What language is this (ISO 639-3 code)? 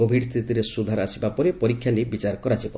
ori